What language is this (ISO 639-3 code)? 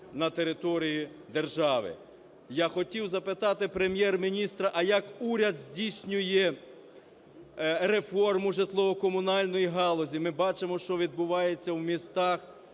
ukr